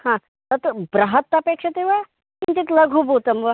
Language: Sanskrit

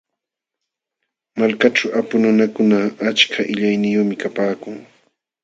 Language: Jauja Wanca Quechua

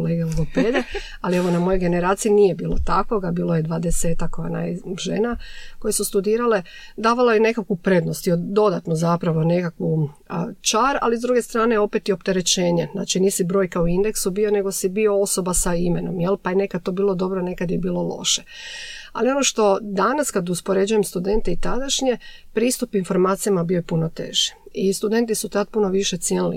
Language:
Croatian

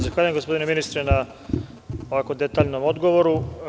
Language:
Serbian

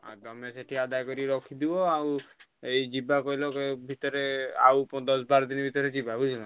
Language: Odia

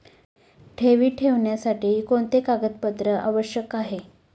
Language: Marathi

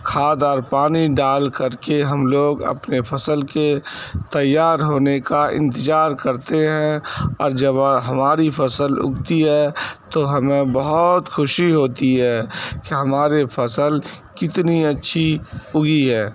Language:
Urdu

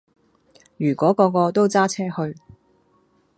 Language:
Cantonese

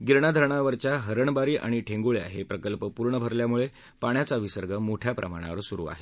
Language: Marathi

